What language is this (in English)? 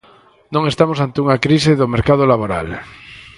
Galician